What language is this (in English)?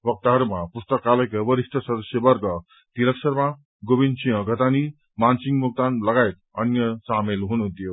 Nepali